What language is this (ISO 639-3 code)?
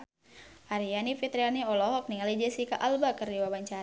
sun